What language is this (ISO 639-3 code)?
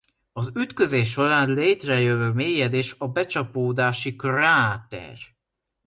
hun